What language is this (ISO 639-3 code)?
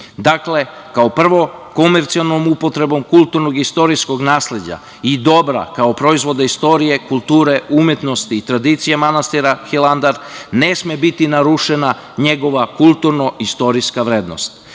srp